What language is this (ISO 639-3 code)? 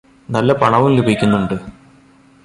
mal